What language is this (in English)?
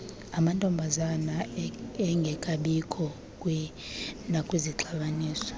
Xhosa